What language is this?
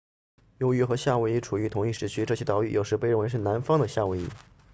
Chinese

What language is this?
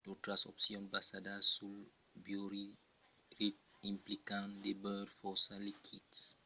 Occitan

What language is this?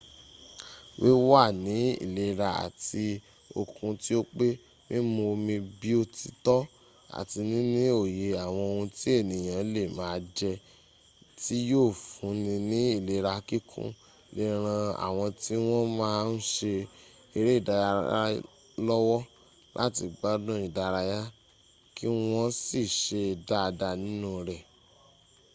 Yoruba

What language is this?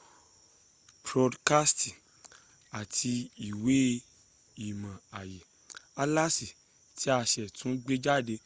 Yoruba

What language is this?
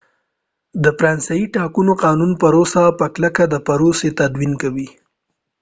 Pashto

